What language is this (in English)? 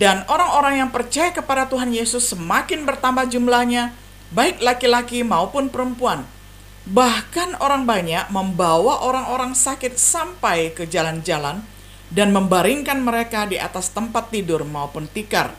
Indonesian